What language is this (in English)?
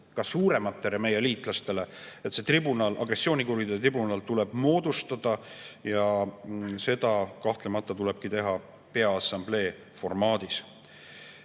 Estonian